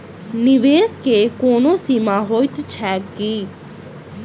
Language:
Maithili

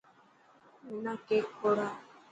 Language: Dhatki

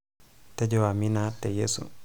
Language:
Masai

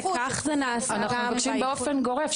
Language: Hebrew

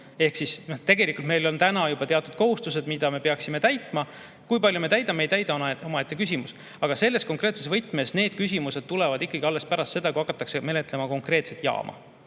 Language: Estonian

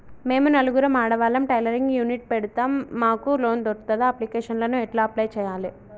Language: Telugu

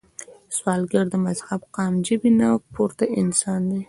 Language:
Pashto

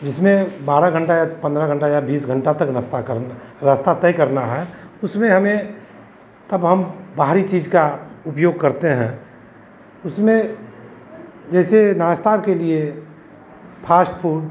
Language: Hindi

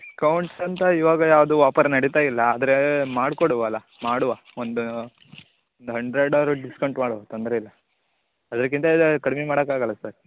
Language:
Kannada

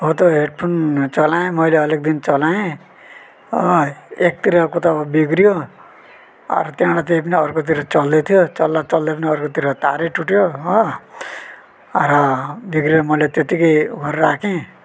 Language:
Nepali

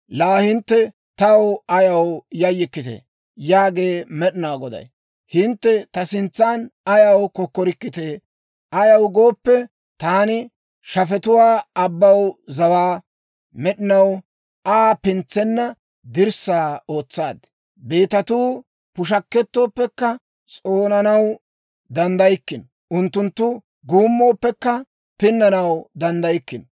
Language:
Dawro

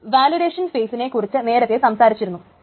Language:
Malayalam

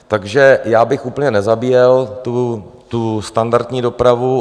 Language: Czech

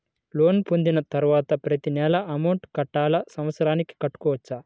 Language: Telugu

